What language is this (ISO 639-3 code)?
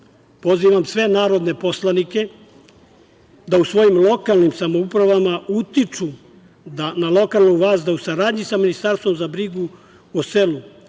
srp